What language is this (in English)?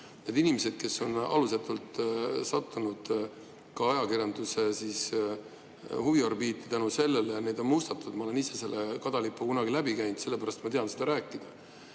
Estonian